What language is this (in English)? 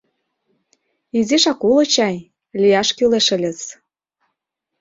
Mari